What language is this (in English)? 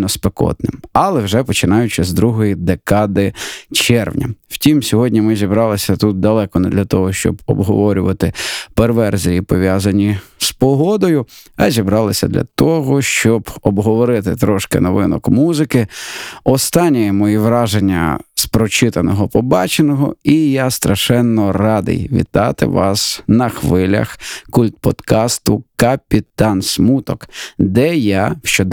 Ukrainian